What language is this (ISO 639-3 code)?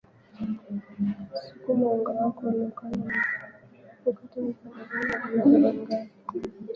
swa